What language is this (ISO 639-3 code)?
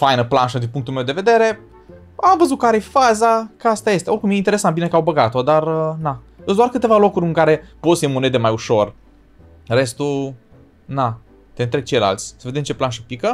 ron